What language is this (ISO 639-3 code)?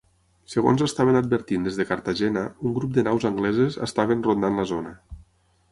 cat